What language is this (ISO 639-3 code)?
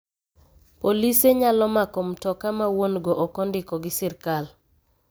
luo